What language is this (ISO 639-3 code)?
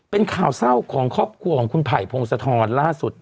tha